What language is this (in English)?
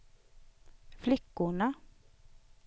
Swedish